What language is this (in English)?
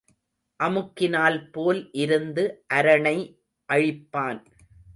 Tamil